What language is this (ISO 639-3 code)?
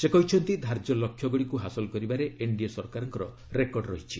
ori